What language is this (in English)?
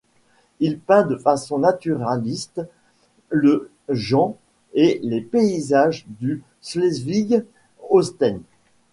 French